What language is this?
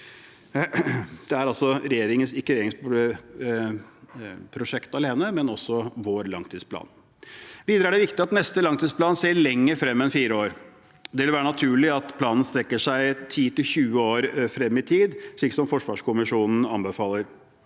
Norwegian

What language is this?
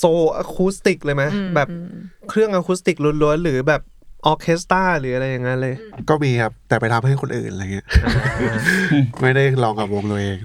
Thai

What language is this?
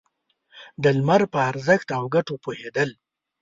Pashto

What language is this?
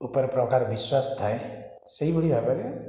Odia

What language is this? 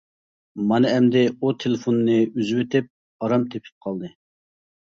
Uyghur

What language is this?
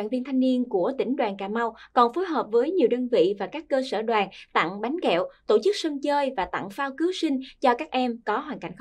Vietnamese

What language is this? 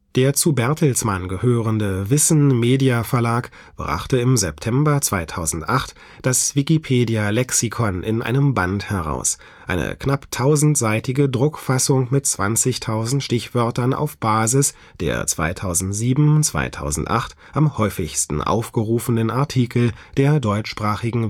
German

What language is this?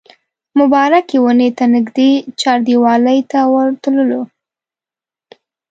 Pashto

